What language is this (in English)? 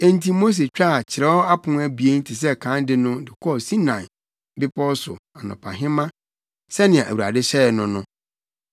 Akan